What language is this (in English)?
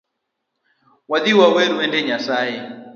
Luo (Kenya and Tanzania)